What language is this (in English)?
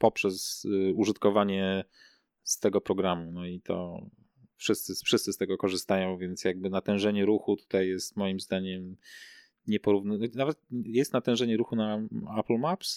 Polish